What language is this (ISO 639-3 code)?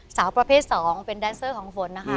tha